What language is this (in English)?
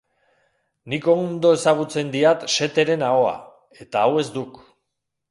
Basque